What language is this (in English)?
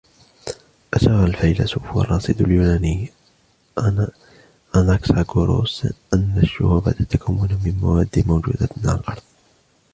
Arabic